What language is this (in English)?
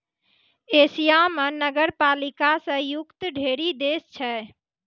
Maithili